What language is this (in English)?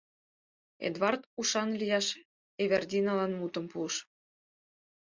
Mari